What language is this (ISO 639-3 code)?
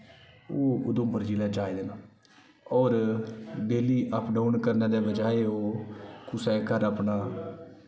doi